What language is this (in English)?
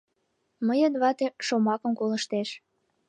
Mari